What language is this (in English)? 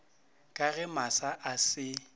Northern Sotho